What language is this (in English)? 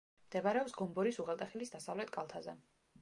Georgian